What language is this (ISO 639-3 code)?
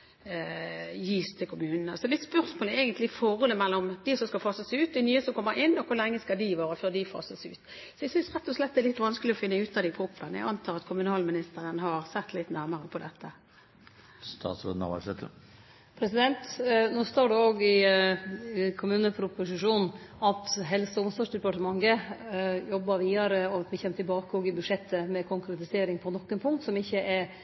nor